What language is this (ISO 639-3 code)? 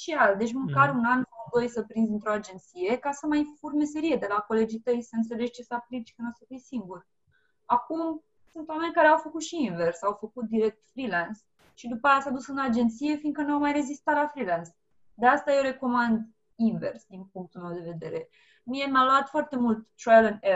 ron